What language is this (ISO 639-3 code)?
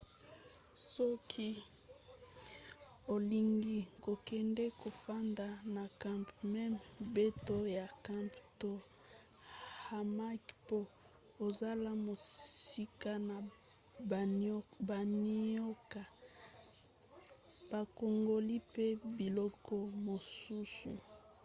lin